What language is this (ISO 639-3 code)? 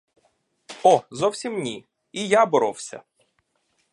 ukr